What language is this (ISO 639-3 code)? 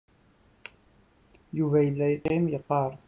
kab